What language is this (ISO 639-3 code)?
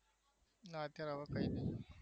guj